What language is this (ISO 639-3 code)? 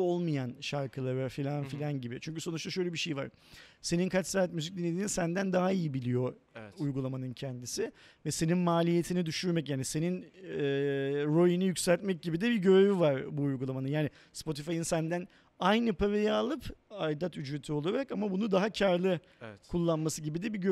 tur